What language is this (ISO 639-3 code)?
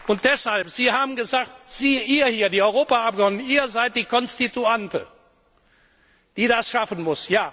deu